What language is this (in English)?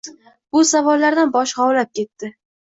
Uzbek